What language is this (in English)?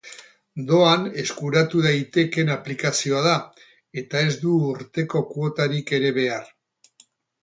Basque